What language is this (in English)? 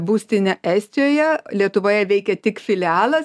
Lithuanian